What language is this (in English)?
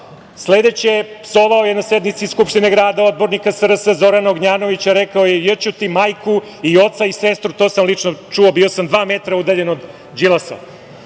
Serbian